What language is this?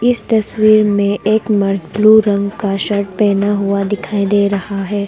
Hindi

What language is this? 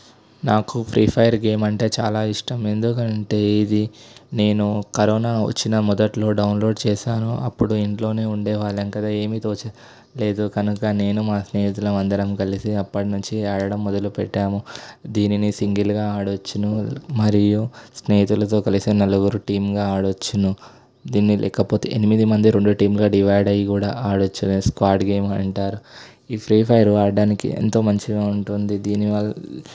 Telugu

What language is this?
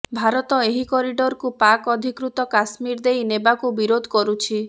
Odia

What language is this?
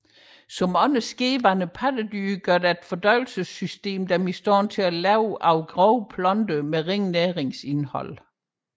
Danish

